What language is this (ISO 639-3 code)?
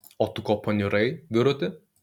lit